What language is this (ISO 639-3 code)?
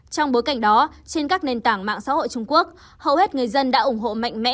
vie